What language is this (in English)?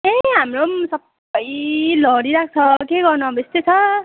Nepali